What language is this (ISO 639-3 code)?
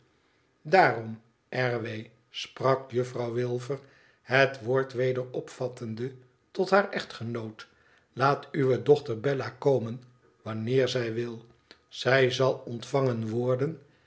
nld